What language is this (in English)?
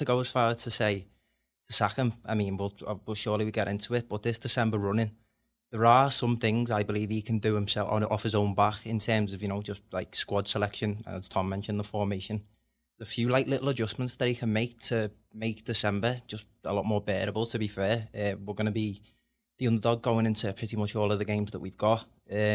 English